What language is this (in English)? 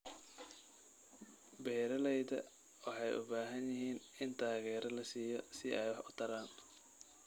Somali